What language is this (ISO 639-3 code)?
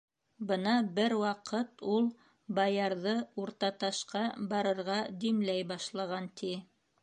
bak